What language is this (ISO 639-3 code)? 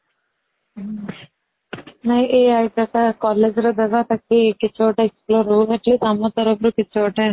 ori